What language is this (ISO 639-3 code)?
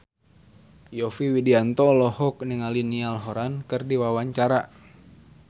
sun